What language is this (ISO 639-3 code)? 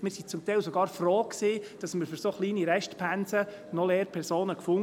gsw